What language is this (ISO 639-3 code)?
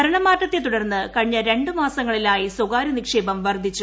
mal